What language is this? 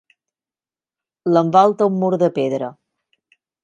Catalan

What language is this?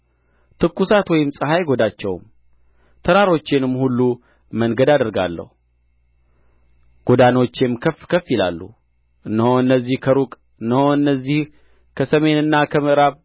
Amharic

